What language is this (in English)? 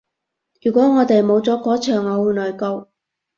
Cantonese